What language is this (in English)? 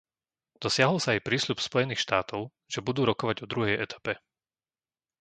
Slovak